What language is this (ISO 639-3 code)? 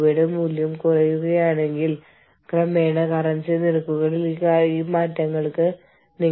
mal